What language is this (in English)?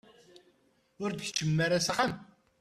Kabyle